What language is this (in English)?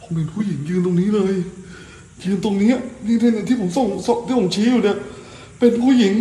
Thai